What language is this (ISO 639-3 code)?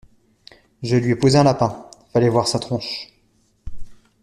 fra